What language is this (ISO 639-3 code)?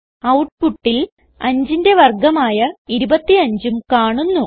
mal